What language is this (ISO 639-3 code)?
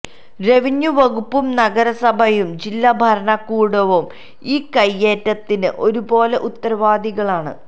mal